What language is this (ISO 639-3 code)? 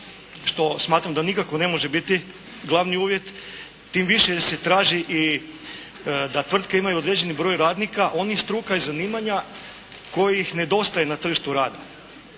hrv